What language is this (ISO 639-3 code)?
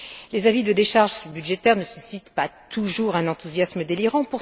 fra